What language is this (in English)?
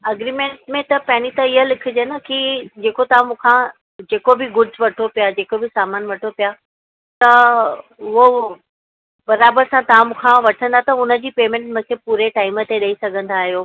Sindhi